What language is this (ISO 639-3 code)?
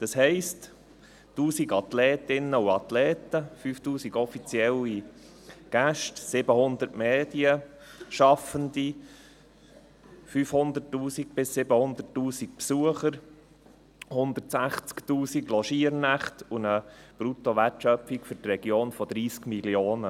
gsw